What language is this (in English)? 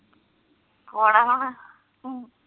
Punjabi